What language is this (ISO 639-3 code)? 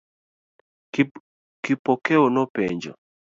luo